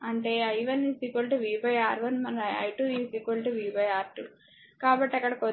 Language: Telugu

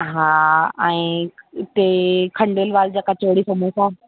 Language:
Sindhi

